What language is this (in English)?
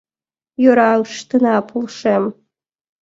Mari